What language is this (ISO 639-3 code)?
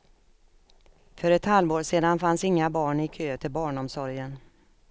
swe